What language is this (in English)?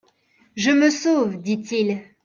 French